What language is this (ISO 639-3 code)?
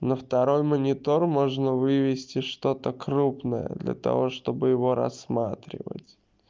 rus